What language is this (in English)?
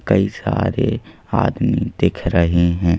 Hindi